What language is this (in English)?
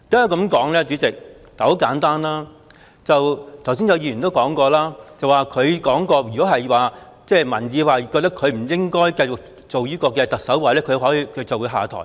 Cantonese